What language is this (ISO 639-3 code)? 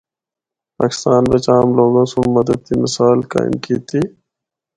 hno